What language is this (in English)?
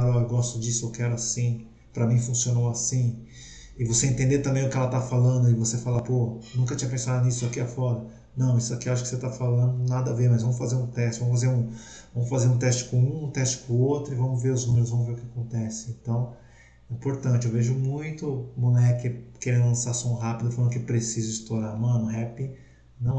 Portuguese